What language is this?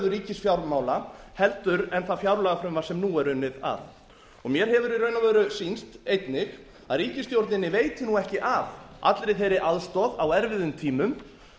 Icelandic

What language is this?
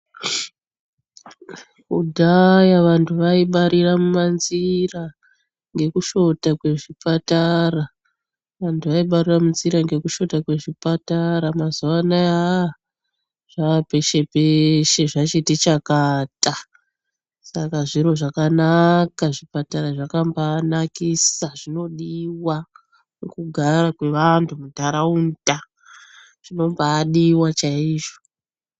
Ndau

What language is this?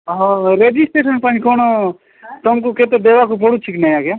Odia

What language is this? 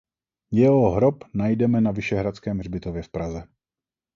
Czech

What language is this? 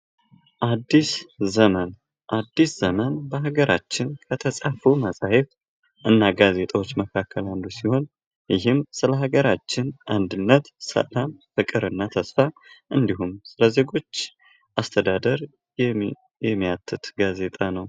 Amharic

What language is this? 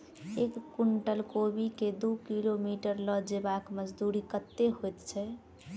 Maithili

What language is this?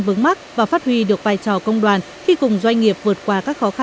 Vietnamese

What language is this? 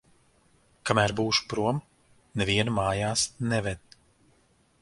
Latvian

